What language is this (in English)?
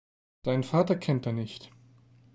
German